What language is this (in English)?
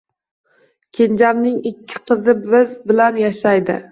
Uzbek